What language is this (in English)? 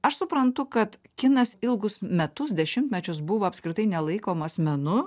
Lithuanian